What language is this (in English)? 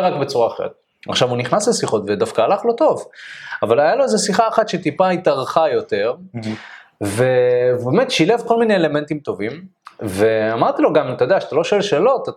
Hebrew